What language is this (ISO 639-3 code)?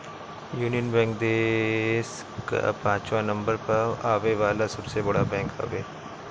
bho